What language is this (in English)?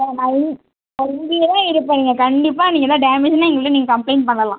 Tamil